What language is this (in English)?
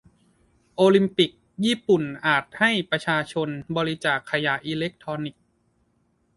Thai